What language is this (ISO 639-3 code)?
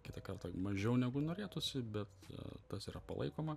lit